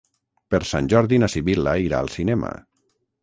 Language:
Catalan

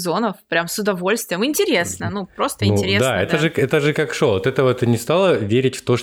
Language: Russian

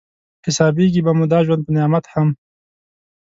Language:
Pashto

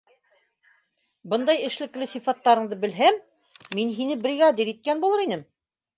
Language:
Bashkir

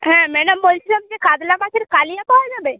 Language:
Bangla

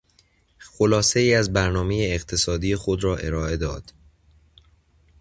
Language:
Persian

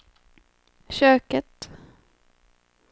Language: Swedish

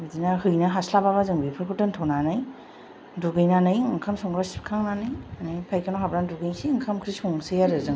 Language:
Bodo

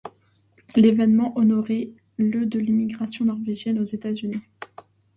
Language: French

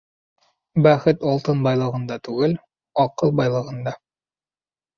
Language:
Bashkir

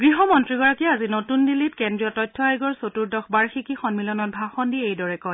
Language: Assamese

